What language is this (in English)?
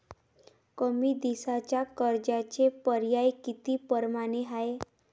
Marathi